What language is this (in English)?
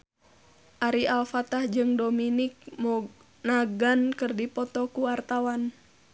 Sundanese